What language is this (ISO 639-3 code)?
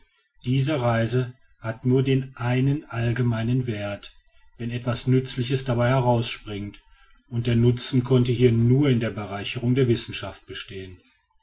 deu